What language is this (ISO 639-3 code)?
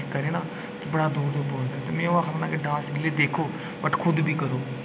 doi